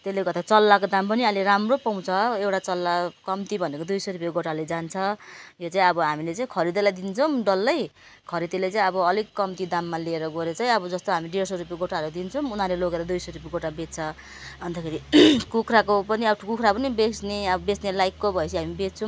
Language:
Nepali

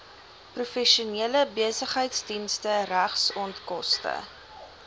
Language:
Afrikaans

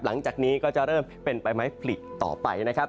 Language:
Thai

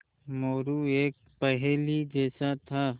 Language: Hindi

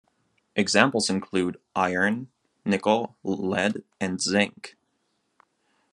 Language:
English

